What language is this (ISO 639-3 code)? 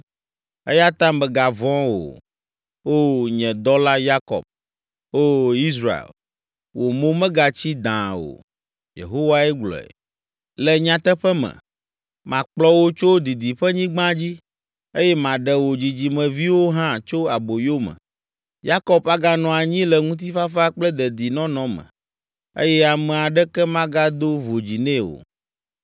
ewe